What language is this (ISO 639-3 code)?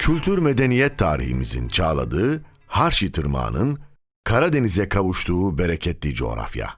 tur